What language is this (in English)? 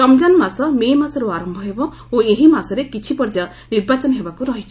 Odia